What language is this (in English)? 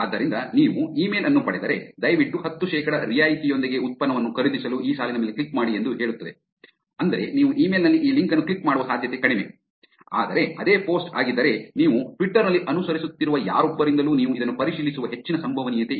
Kannada